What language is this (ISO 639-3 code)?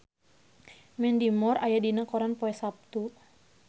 sun